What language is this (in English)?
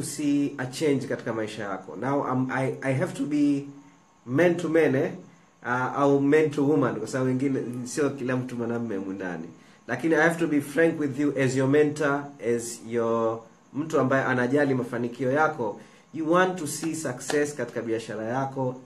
Swahili